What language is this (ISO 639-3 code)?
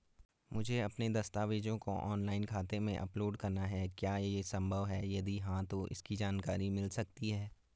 hin